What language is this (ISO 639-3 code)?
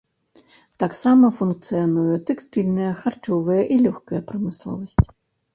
bel